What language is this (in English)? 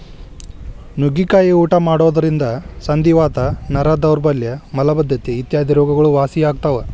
Kannada